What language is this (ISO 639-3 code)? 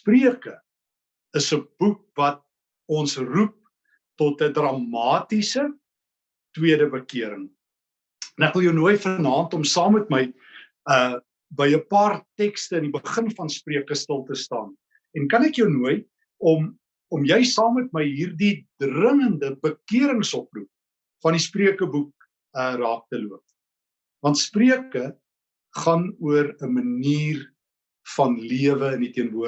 nld